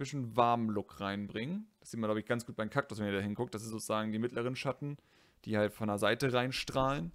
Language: German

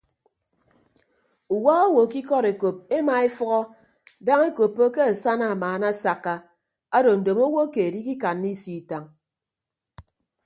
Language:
Ibibio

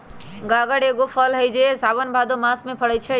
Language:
Magahi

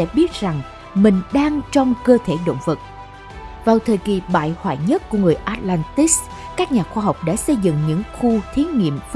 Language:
Vietnamese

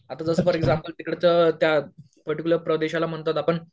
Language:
Marathi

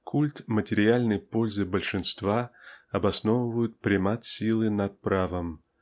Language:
Russian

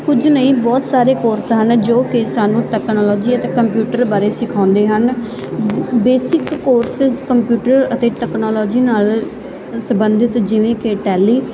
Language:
Punjabi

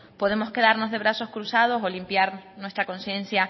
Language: Spanish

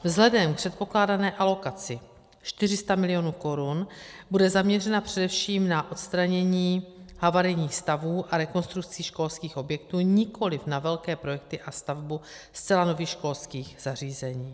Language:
Czech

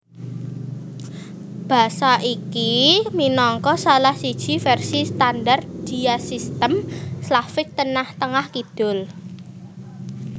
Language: Javanese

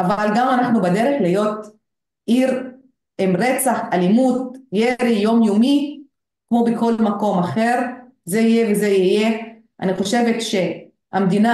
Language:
Hebrew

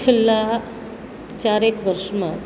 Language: Gujarati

